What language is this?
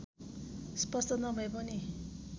Nepali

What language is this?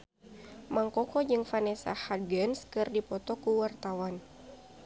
Sundanese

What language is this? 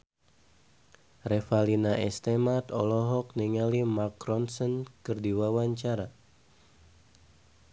Sundanese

